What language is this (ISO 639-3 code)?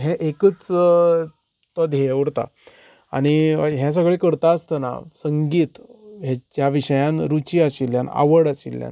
kok